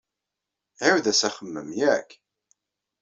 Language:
Kabyle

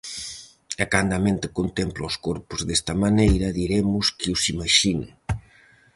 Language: Galician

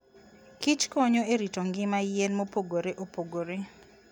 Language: Luo (Kenya and Tanzania)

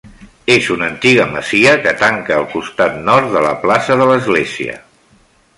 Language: Catalan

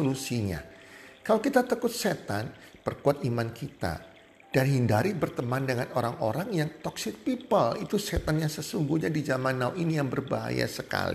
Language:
Indonesian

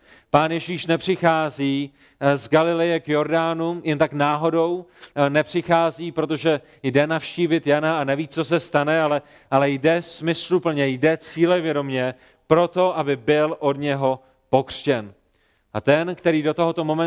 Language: Czech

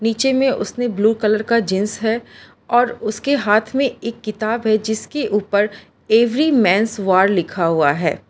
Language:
Hindi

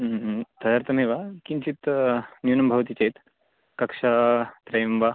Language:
Sanskrit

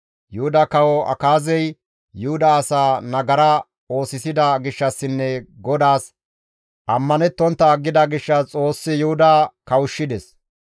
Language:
Gamo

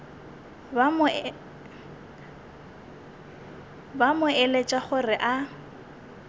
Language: Northern Sotho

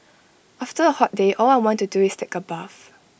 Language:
English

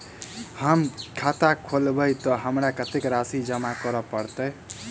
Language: Maithili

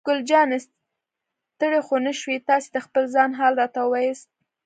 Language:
Pashto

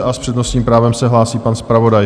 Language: Czech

